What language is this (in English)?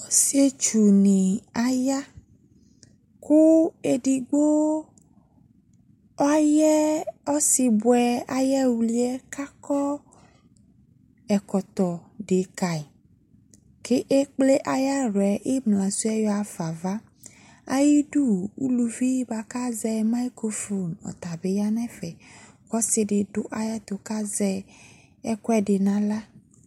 Ikposo